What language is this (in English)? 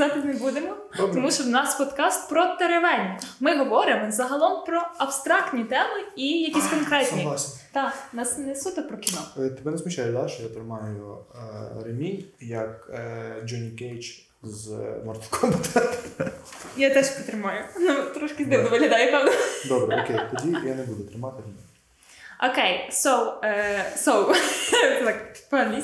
Ukrainian